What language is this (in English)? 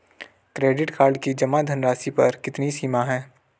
Hindi